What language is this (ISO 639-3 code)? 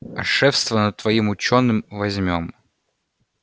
rus